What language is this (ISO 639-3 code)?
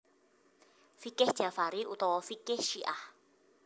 jav